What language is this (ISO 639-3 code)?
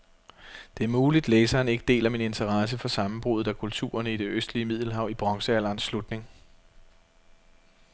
dan